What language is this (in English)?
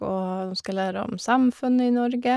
Norwegian